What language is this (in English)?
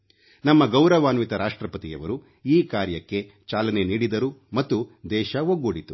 Kannada